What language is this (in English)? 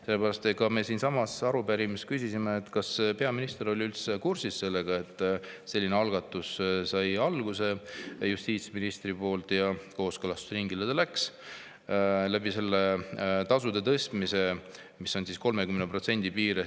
Estonian